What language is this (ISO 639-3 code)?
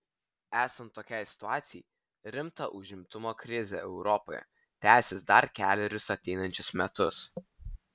lit